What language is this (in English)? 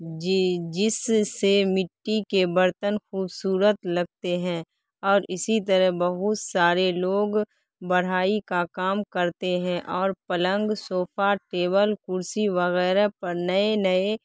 Urdu